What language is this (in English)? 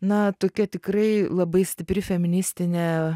Lithuanian